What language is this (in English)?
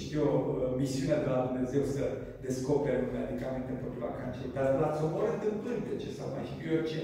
Romanian